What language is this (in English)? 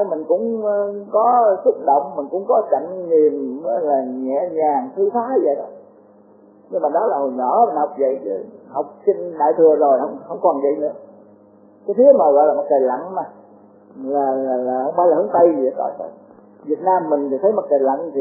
Vietnamese